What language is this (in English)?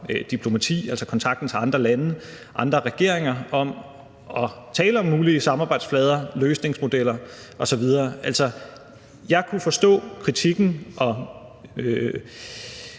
Danish